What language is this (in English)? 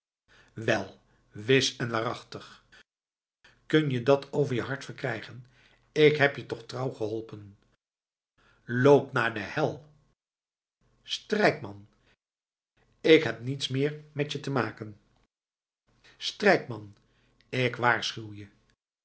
Dutch